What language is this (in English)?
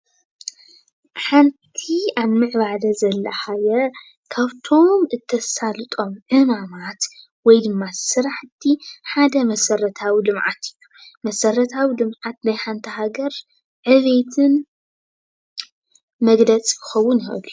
Tigrinya